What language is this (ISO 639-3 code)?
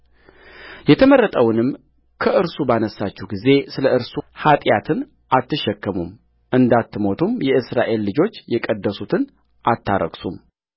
amh